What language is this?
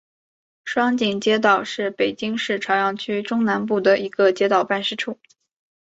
Chinese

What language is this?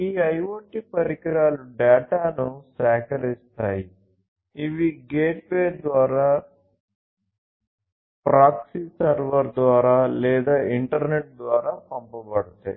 Telugu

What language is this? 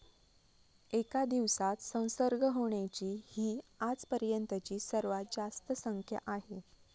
Marathi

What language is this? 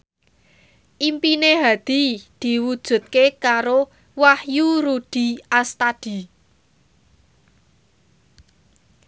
Javanese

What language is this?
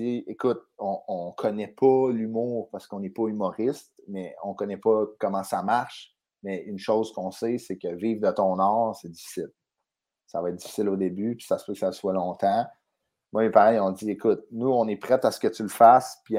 French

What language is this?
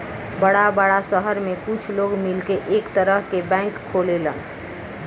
Bhojpuri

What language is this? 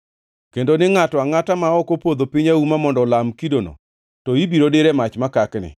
Luo (Kenya and Tanzania)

